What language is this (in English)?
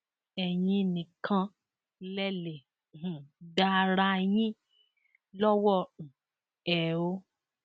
Yoruba